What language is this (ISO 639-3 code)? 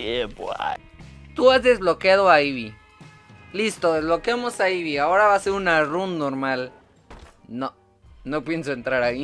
spa